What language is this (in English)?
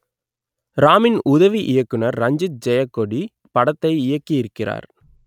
Tamil